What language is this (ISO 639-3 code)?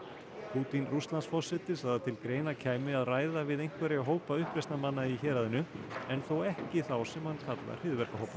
isl